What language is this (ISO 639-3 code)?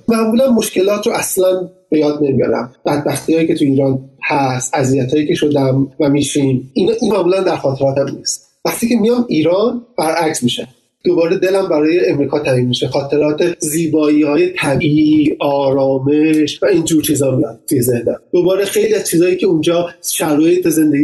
fas